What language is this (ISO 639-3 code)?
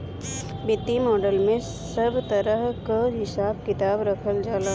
bho